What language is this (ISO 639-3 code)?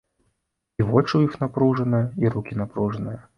bel